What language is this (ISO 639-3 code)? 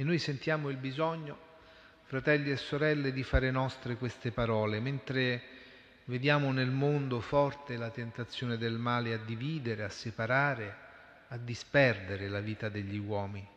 ita